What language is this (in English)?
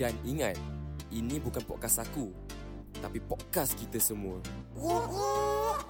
Malay